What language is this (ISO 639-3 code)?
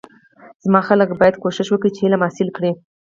pus